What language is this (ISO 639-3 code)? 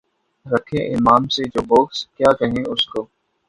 urd